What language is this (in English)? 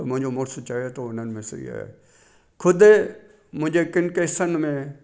Sindhi